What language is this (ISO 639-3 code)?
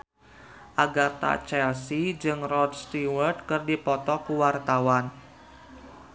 sun